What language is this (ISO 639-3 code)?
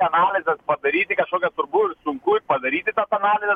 lit